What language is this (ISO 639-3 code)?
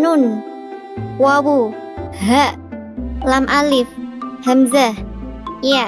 ind